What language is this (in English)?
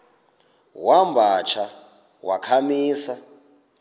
Xhosa